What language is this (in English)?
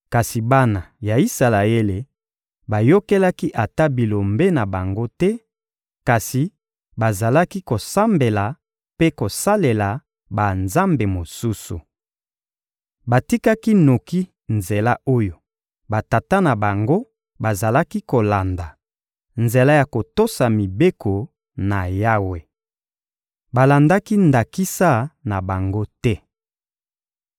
Lingala